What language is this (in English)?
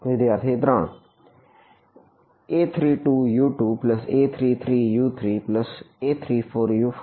Gujarati